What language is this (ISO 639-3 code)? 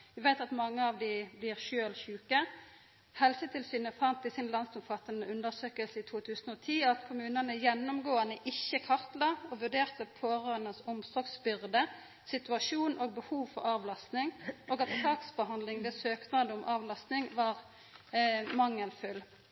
nno